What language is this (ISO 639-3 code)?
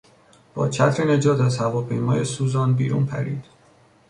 fas